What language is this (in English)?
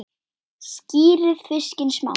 Icelandic